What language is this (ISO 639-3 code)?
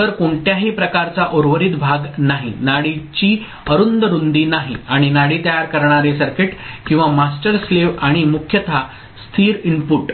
mar